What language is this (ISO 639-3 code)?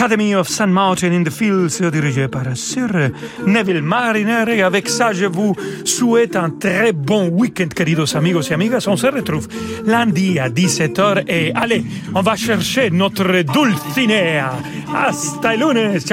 fra